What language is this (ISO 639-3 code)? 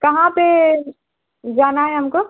urd